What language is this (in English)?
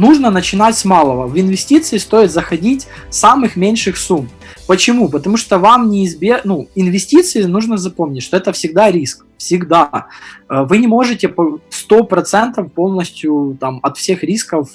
Russian